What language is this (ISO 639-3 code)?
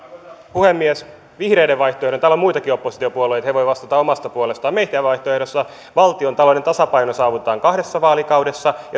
fin